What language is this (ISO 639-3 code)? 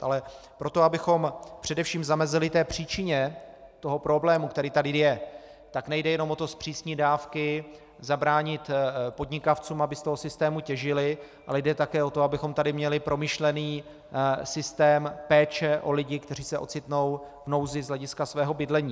ces